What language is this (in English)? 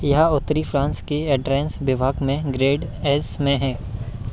Hindi